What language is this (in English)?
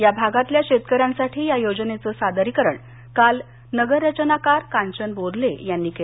Marathi